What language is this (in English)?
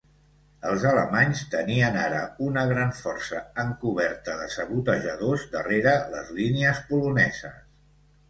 Catalan